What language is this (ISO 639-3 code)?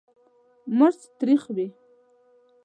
pus